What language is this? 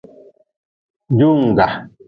Nawdm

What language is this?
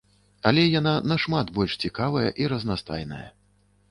Belarusian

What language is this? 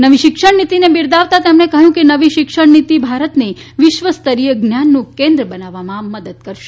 Gujarati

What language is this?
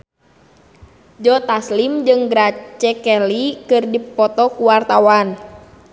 Sundanese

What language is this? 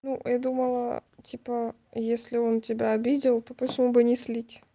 Russian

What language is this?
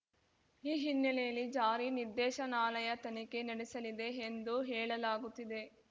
Kannada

